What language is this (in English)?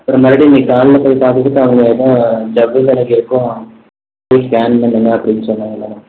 Tamil